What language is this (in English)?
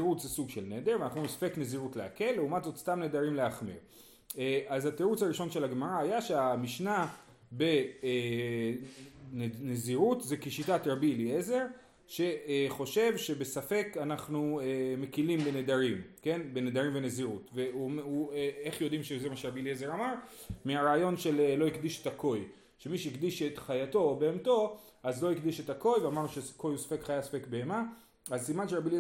Hebrew